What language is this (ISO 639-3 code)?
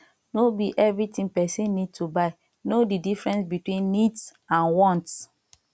pcm